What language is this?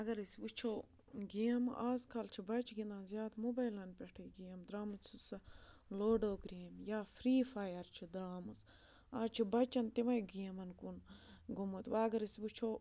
Kashmiri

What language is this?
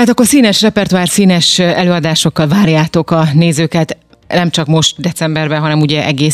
Hungarian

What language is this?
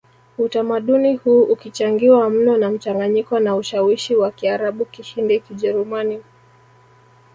Swahili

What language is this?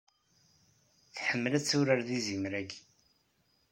Kabyle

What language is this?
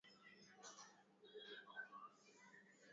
Swahili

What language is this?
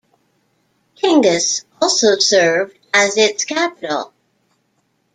English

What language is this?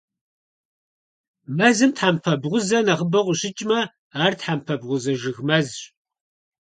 Kabardian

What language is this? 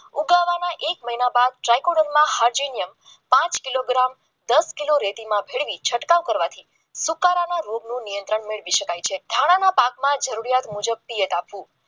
Gujarati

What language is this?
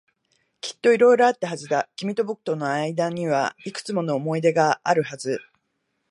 Japanese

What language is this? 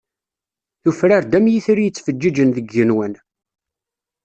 Kabyle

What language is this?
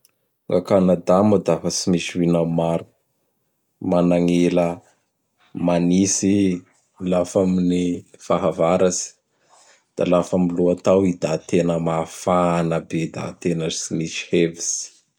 Bara Malagasy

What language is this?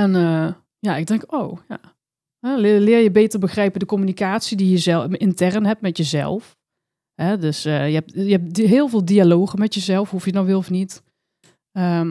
Dutch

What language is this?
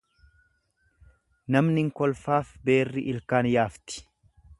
Oromo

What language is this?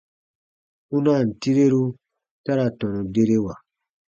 Baatonum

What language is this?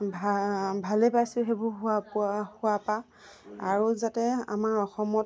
Assamese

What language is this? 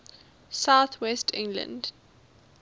English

